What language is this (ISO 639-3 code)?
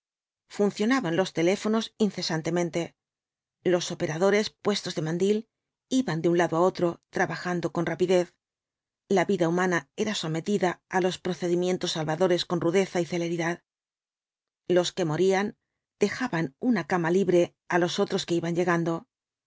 spa